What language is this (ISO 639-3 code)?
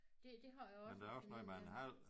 dan